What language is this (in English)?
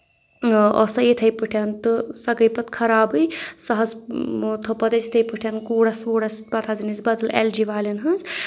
Kashmiri